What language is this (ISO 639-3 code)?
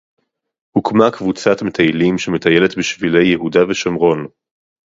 heb